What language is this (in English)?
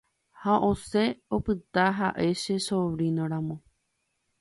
Guarani